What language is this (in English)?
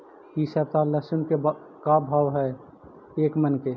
Magahi